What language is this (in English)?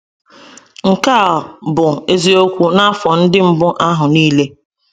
Igbo